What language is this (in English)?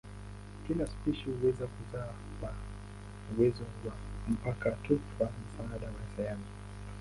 Swahili